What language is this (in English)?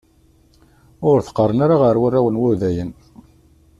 Kabyle